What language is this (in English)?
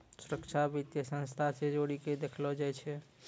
Maithili